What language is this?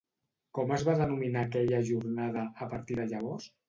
Catalan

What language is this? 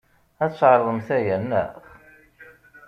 Kabyle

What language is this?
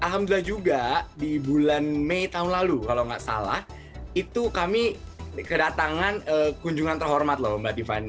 Indonesian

